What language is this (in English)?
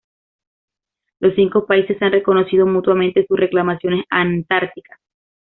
Spanish